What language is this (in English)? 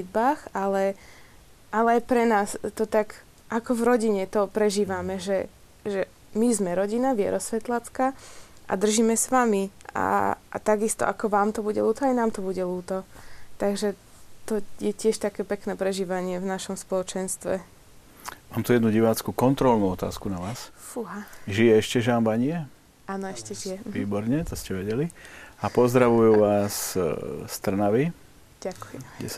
Slovak